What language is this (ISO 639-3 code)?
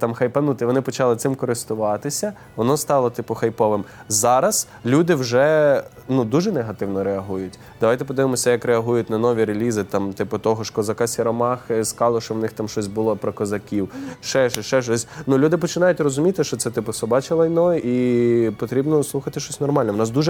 ukr